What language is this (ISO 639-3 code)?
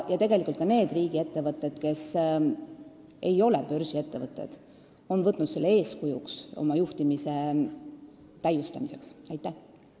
est